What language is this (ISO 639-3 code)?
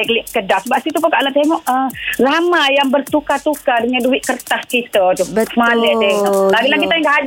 msa